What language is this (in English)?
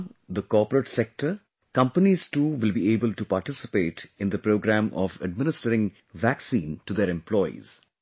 English